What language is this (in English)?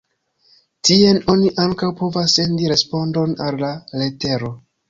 Esperanto